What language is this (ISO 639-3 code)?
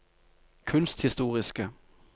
nor